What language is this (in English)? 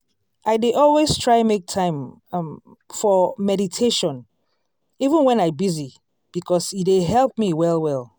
Nigerian Pidgin